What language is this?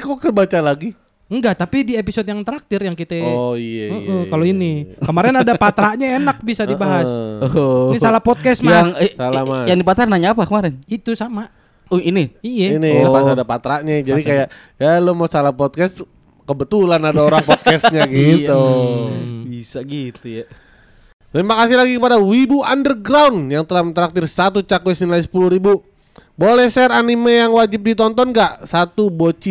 Indonesian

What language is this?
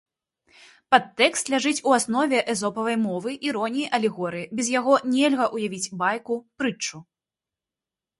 Belarusian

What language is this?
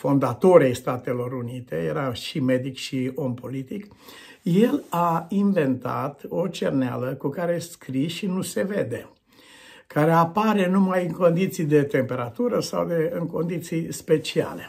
Romanian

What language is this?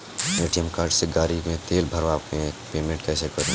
Bhojpuri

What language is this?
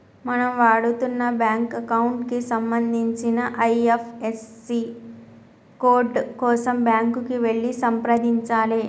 Telugu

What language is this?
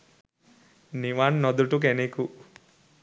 Sinhala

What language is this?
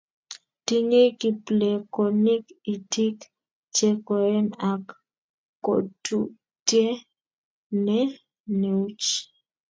Kalenjin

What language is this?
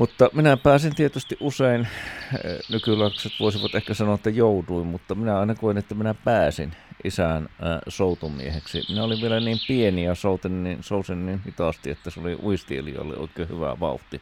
Finnish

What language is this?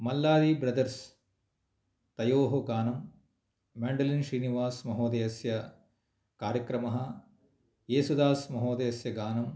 Sanskrit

